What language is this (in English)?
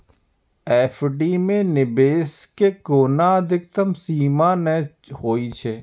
Maithili